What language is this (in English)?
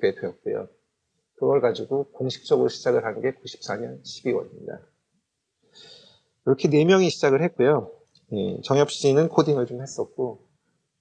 Korean